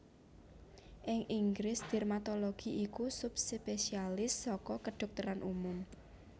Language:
Javanese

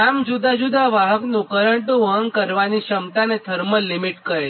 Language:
Gujarati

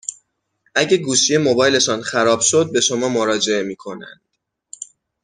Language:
Persian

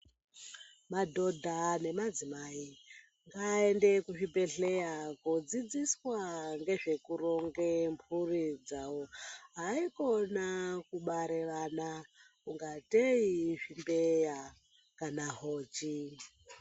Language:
Ndau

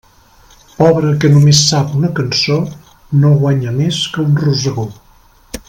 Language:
Catalan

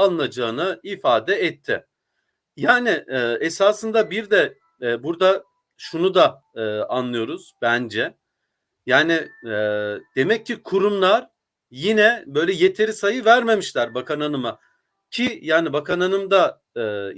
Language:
Turkish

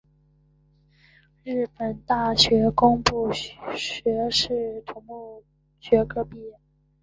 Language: Chinese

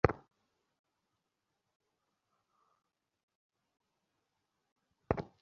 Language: Bangla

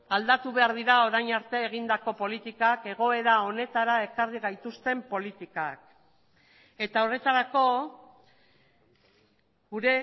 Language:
Basque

